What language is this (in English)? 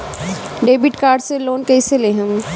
Bhojpuri